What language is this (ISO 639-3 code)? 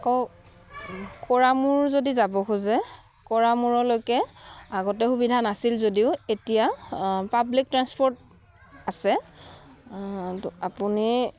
asm